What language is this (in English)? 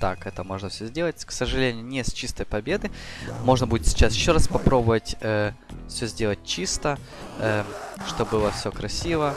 Russian